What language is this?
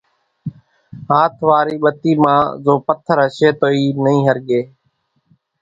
Kachi Koli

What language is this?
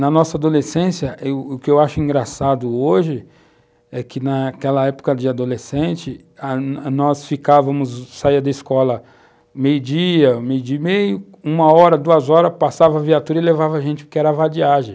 Portuguese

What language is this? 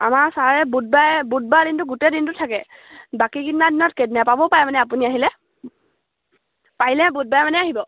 Assamese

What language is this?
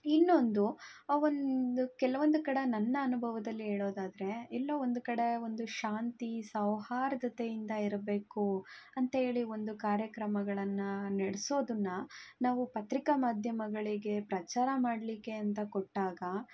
Kannada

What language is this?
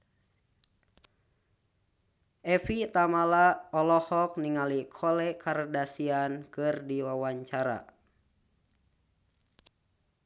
Sundanese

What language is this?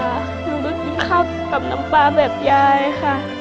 Thai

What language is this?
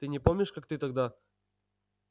Russian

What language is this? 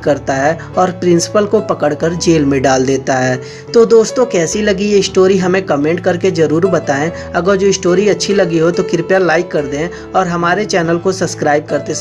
Hindi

